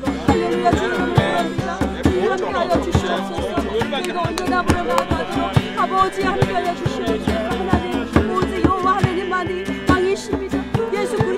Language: Korean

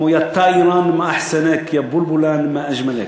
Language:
Hebrew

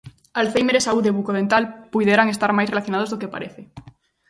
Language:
Galician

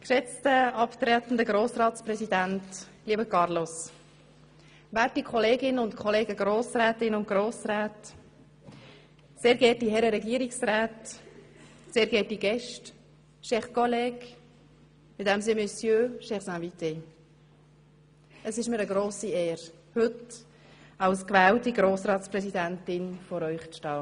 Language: Swiss German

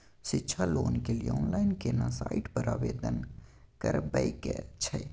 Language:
Maithili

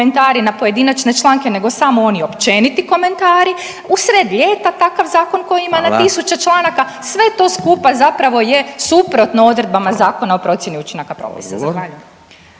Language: Croatian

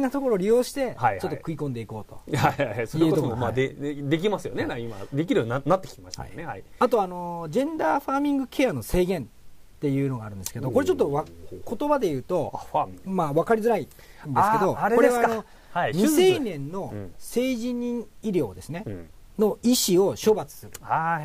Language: Japanese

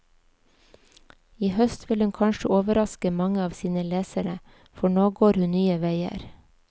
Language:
Norwegian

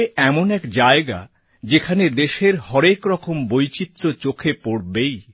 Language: Bangla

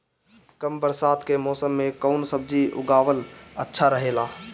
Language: Bhojpuri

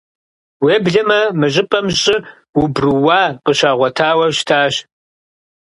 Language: Kabardian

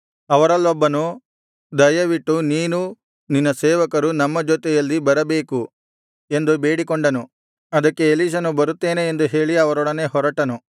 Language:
Kannada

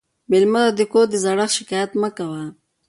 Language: Pashto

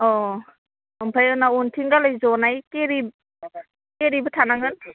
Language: Bodo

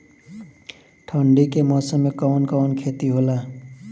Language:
Bhojpuri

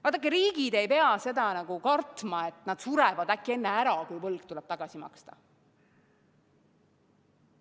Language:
Estonian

